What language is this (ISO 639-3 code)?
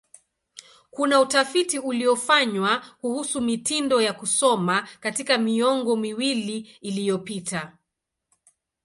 swa